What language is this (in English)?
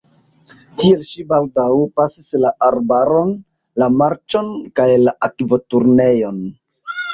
Esperanto